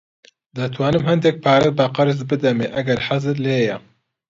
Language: Central Kurdish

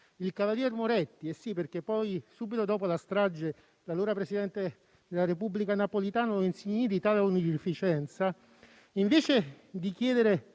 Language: Italian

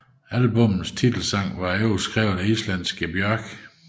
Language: Danish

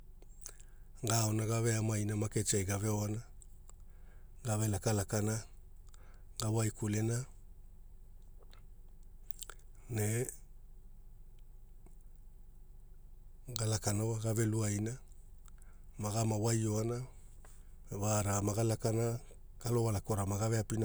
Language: Hula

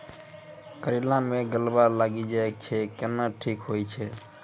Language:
Maithili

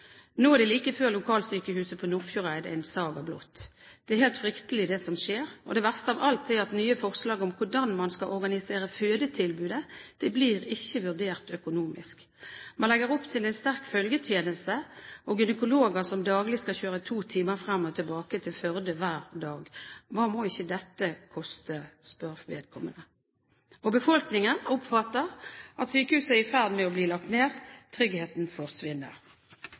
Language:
Norwegian Bokmål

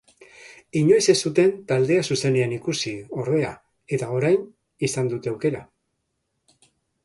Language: Basque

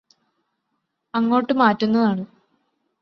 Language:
Malayalam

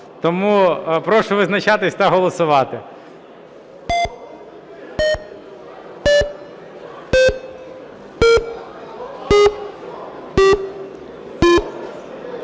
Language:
Ukrainian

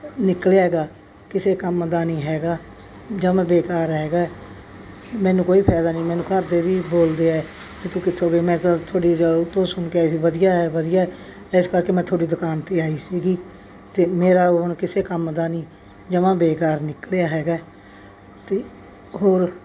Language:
Punjabi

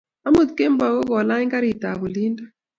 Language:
Kalenjin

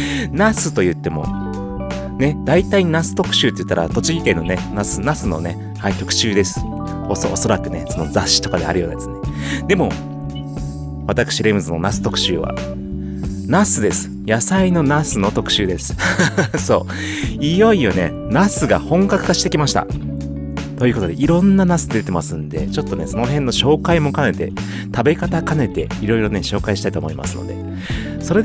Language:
Japanese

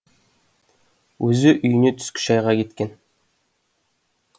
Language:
Kazakh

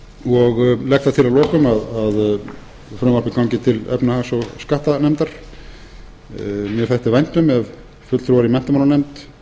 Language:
Icelandic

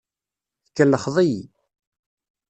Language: Kabyle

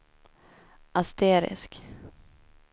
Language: Swedish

